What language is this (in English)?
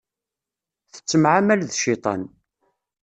Kabyle